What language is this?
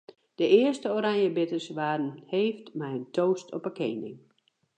Western Frisian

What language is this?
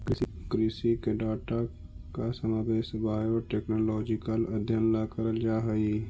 Magahi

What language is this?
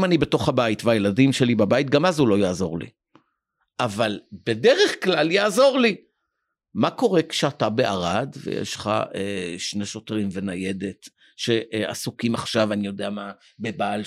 Hebrew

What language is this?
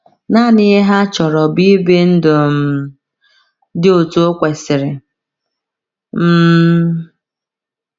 Igbo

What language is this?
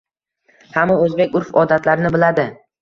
Uzbek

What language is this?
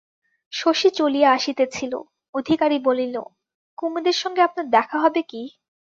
Bangla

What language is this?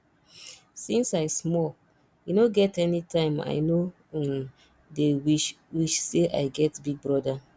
Nigerian Pidgin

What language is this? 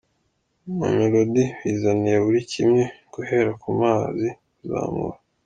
Kinyarwanda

